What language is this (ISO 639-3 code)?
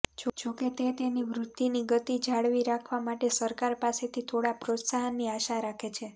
guj